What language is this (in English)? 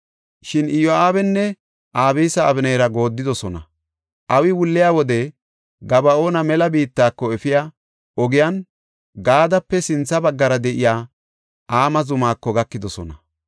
Gofa